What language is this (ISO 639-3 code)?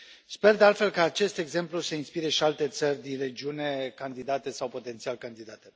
ron